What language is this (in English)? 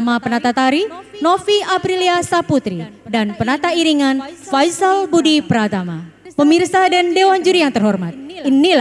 Indonesian